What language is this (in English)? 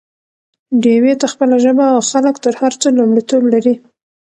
Pashto